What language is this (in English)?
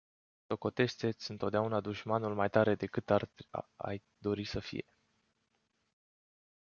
Romanian